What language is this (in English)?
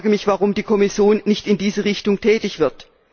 German